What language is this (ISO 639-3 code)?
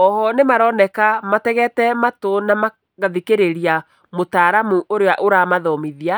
kik